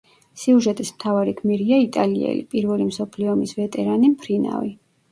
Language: Georgian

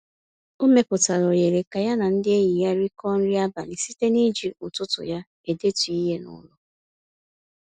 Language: Igbo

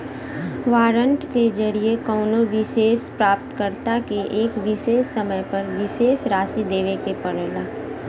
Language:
Bhojpuri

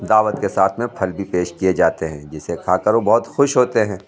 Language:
Urdu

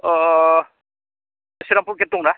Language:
Bodo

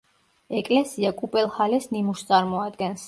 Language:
Georgian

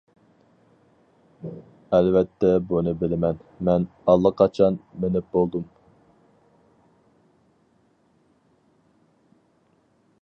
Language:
Uyghur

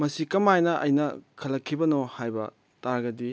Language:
Manipuri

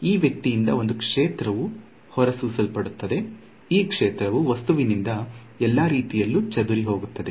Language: Kannada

